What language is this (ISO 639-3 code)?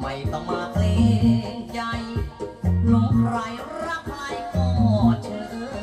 tha